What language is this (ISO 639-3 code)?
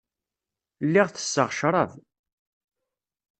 kab